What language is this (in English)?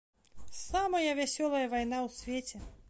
Belarusian